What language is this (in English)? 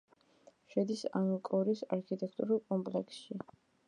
Georgian